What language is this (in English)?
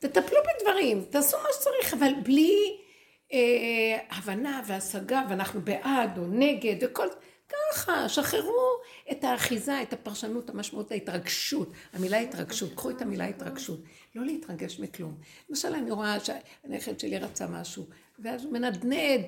Hebrew